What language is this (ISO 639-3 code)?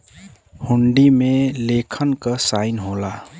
bho